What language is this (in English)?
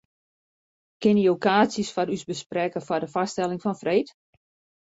Western Frisian